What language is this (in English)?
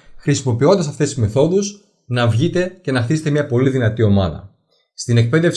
Greek